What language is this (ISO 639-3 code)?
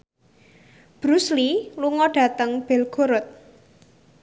jav